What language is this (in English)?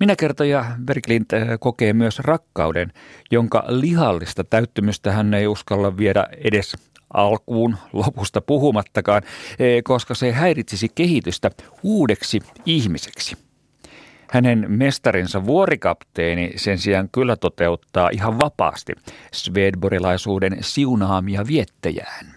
Finnish